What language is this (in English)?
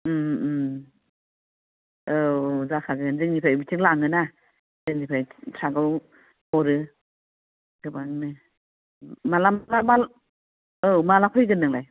Bodo